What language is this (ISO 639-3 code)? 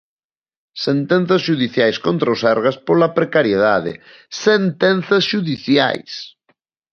glg